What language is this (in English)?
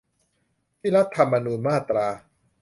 Thai